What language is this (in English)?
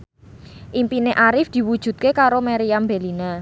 Javanese